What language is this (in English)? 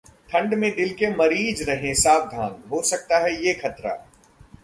Hindi